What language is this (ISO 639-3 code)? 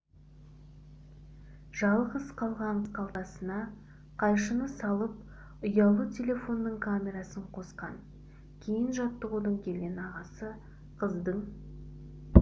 kaz